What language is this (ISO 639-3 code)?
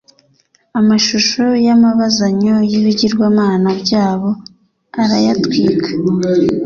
kin